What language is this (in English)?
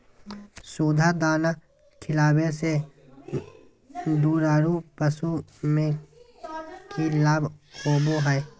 Magahi